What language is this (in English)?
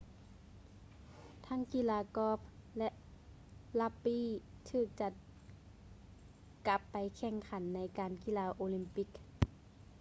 Lao